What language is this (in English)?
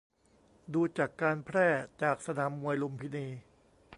Thai